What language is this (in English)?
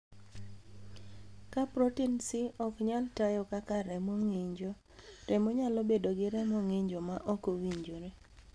Luo (Kenya and Tanzania)